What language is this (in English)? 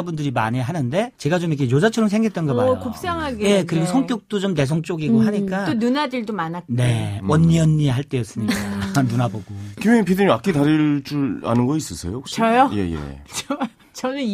Korean